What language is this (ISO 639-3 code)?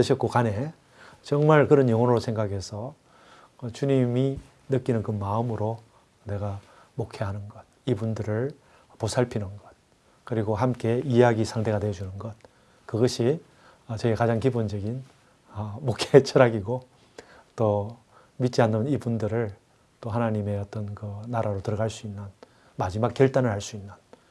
kor